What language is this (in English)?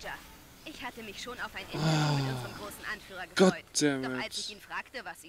German